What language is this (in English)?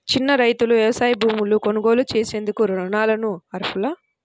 Telugu